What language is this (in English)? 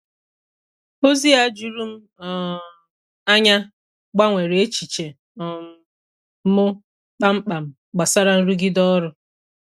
Igbo